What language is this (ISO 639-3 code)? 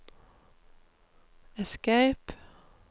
nor